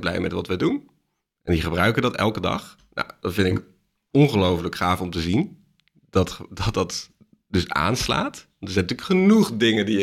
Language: Dutch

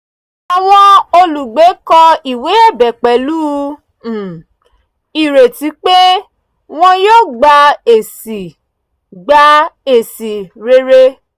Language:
Yoruba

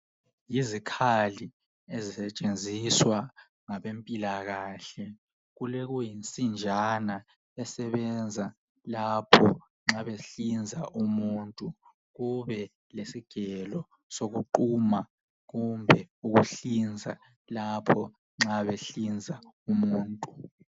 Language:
North Ndebele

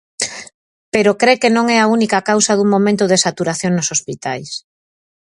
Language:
Galician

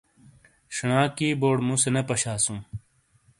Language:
Shina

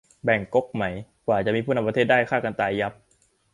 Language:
Thai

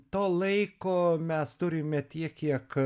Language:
Lithuanian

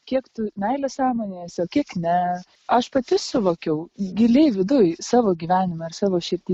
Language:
Lithuanian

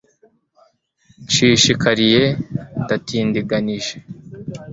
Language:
Kinyarwanda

